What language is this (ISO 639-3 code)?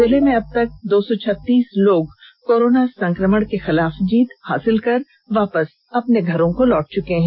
hin